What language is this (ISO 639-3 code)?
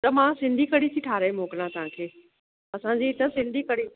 snd